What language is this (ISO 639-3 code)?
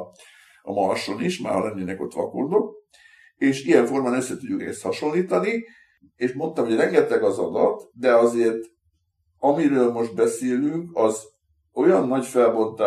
hun